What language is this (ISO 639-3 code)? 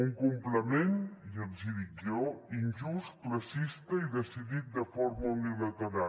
cat